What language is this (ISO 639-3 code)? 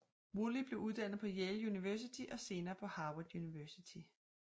dan